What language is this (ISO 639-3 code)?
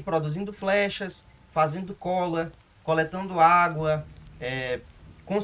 por